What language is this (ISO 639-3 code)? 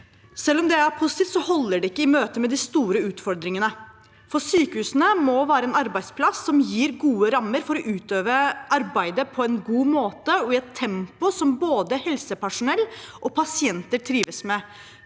nor